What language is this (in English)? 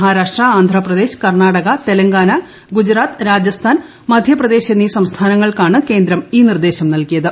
Malayalam